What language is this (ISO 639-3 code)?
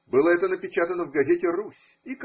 rus